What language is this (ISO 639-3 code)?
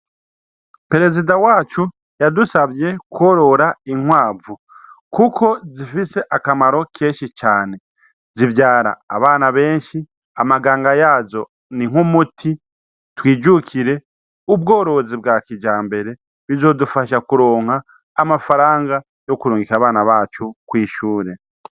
run